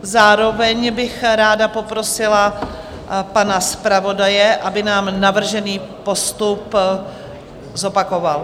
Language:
Czech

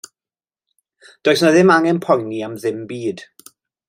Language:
Welsh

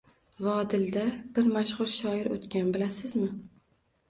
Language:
Uzbek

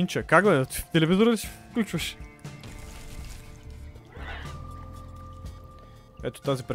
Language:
Bulgarian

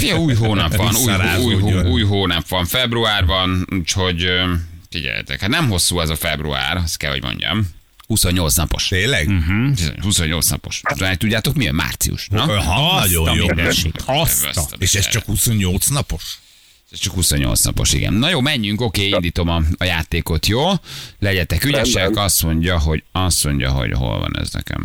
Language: Hungarian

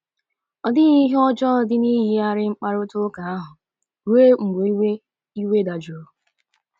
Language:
Igbo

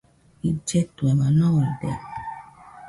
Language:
Nüpode Huitoto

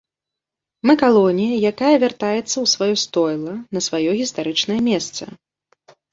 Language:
Belarusian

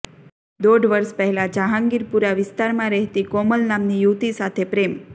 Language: Gujarati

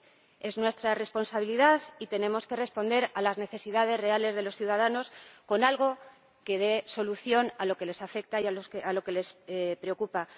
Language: Spanish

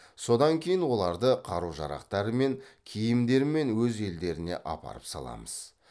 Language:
Kazakh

